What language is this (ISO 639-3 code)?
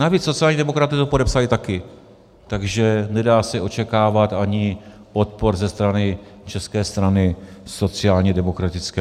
ces